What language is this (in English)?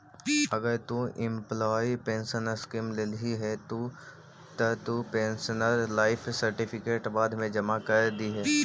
Magahi